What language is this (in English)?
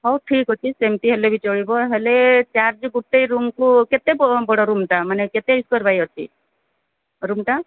Odia